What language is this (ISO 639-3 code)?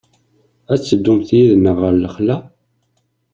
kab